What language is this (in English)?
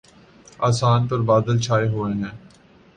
Urdu